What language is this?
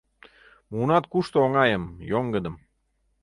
Mari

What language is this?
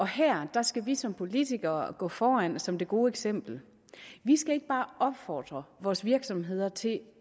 Danish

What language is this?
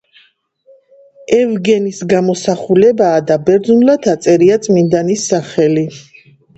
Georgian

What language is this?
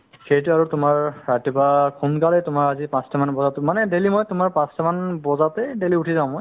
Assamese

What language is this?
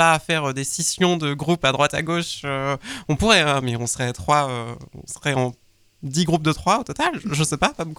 French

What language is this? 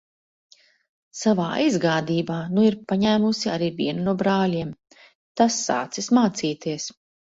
Latvian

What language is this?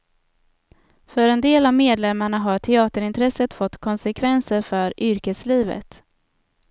Swedish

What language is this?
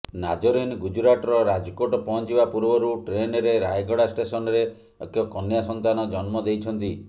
Odia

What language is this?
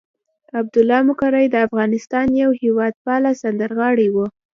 Pashto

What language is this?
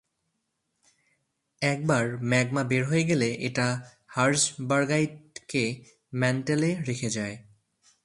Bangla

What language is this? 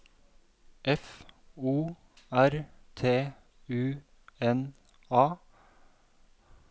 Norwegian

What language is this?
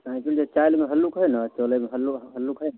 Maithili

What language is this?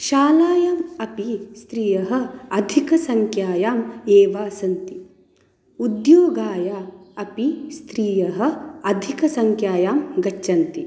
Sanskrit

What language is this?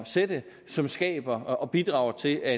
Danish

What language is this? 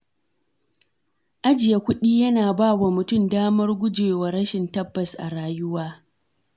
Hausa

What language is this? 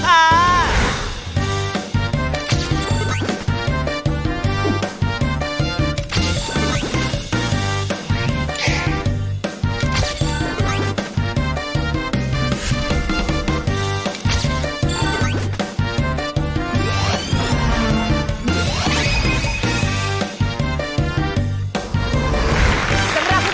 Thai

